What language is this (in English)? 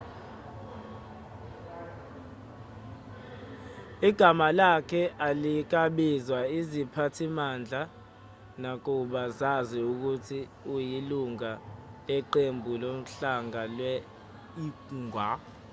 Zulu